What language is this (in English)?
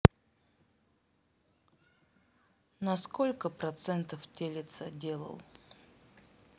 Russian